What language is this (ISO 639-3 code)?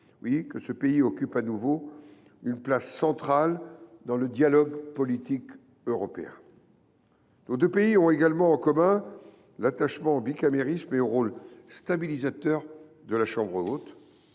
fra